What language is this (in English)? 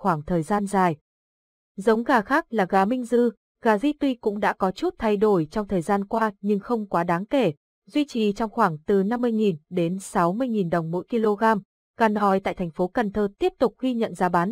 Vietnamese